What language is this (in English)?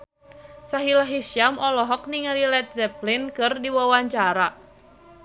Sundanese